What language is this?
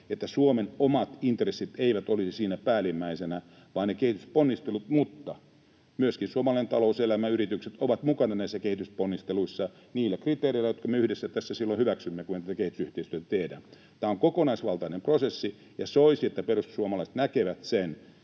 Finnish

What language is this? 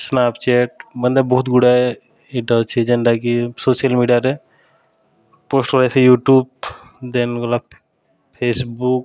Odia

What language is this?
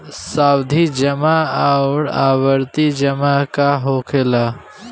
Bhojpuri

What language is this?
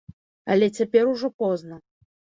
Belarusian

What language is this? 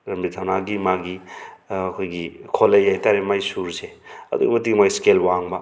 Manipuri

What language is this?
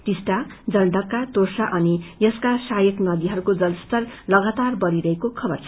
Nepali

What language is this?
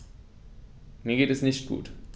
German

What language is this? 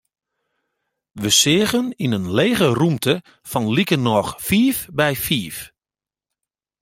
Western Frisian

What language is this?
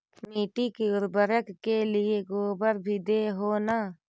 Magahi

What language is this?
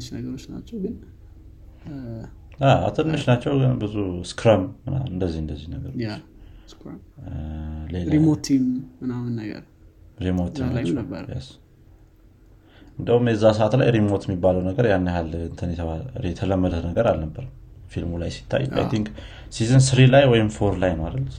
Amharic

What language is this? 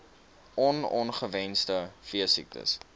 Afrikaans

